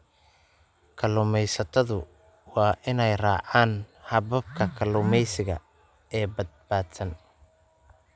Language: Somali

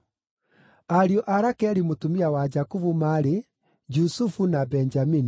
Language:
Kikuyu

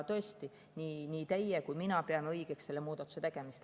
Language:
Estonian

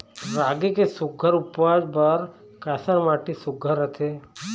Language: Chhattisgarhi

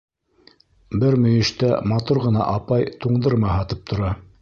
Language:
Bashkir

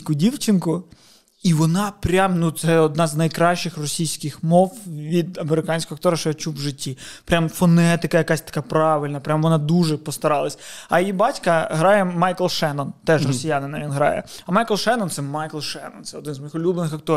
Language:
Ukrainian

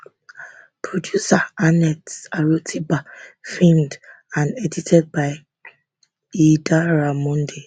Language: Nigerian Pidgin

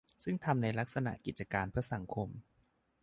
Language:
Thai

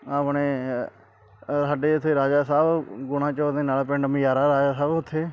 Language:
Punjabi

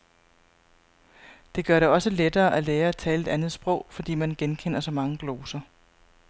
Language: Danish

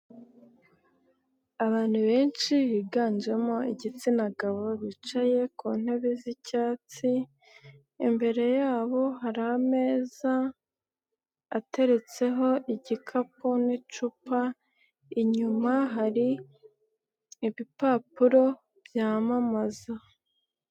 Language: Kinyarwanda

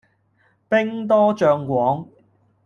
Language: Cantonese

